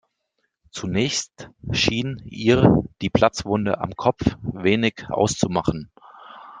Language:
German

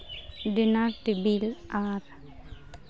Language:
Santali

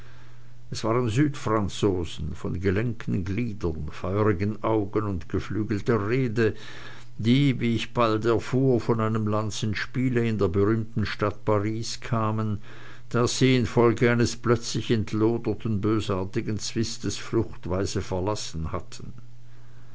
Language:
German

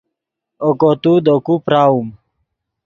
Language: Yidgha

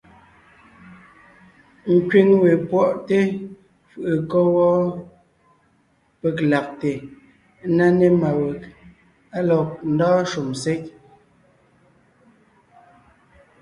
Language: Ngiemboon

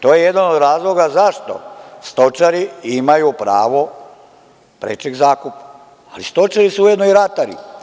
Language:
Serbian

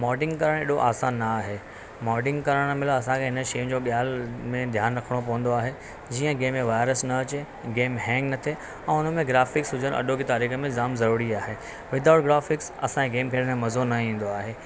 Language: Sindhi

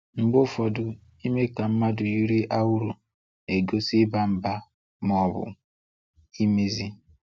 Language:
Igbo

